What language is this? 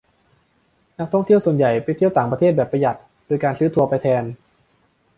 Thai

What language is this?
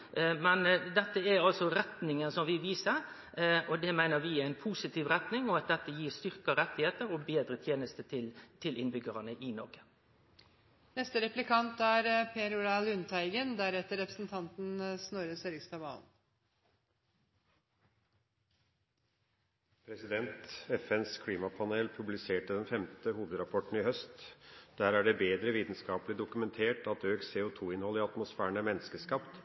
Norwegian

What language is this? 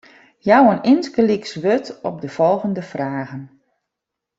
Western Frisian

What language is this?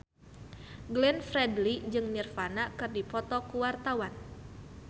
Sundanese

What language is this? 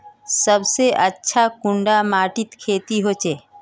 Magahi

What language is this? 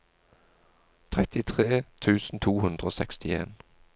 Norwegian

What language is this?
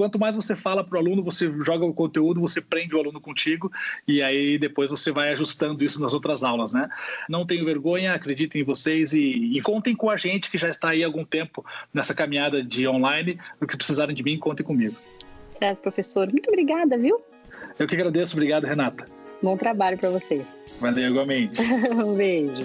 Portuguese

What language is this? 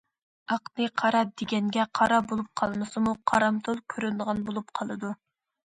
Uyghur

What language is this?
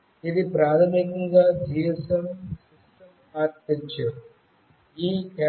Telugu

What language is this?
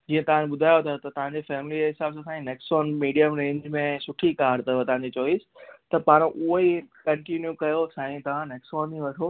Sindhi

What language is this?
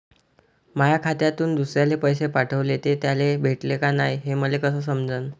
Marathi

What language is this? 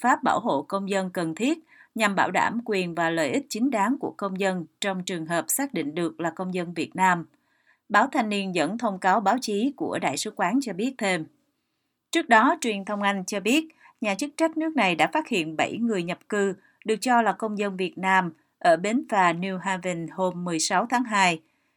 Vietnamese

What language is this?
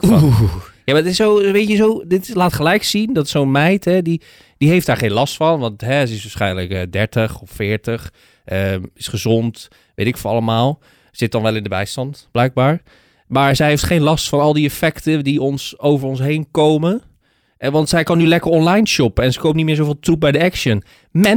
Dutch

